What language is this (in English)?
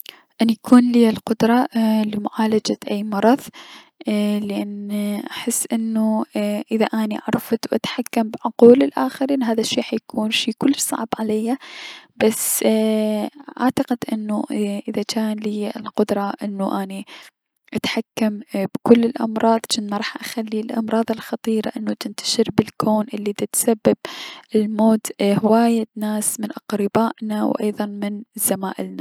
Mesopotamian Arabic